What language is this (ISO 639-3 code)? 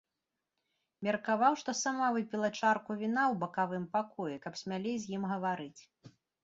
bel